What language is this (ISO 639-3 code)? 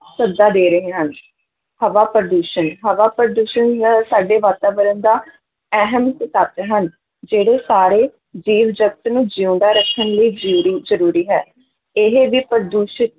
pan